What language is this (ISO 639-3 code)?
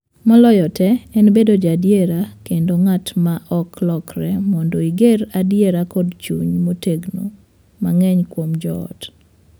luo